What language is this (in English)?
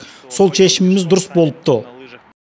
Kazakh